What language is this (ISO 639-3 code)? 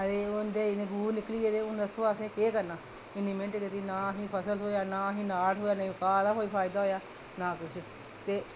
doi